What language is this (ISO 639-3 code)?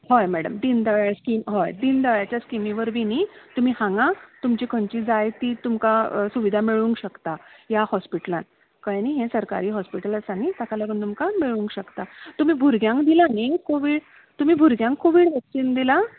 kok